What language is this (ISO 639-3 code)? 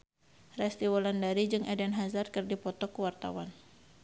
sun